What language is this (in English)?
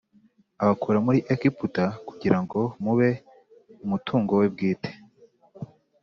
Kinyarwanda